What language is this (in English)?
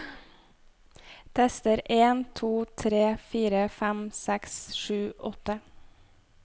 Norwegian